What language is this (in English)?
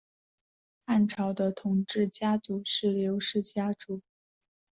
Chinese